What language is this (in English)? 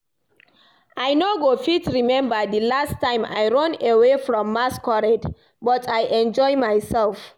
Nigerian Pidgin